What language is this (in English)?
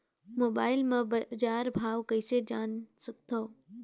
Chhattisgarhi